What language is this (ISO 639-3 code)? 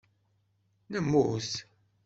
kab